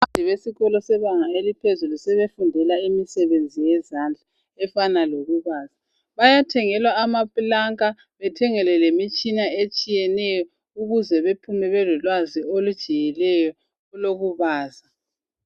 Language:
North Ndebele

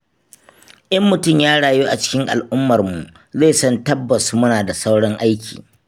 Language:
Hausa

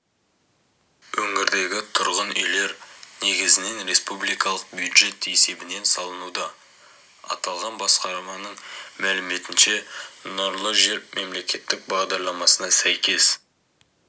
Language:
Kazakh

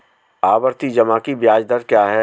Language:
Hindi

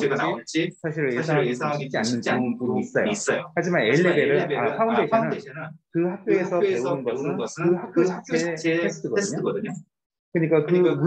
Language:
Korean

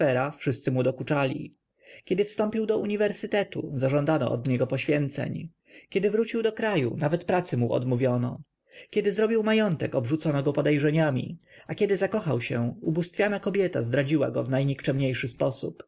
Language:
Polish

